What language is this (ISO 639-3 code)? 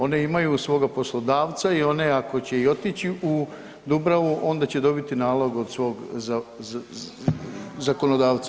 hrv